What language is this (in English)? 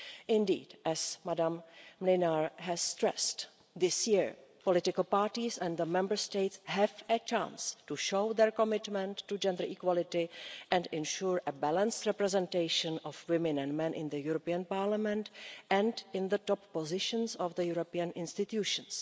English